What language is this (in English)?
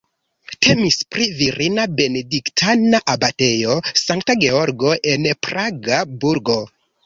Esperanto